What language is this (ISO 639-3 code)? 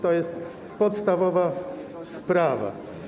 pol